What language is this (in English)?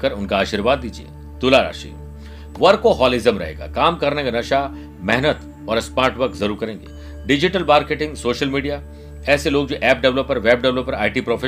Hindi